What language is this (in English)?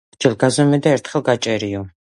Georgian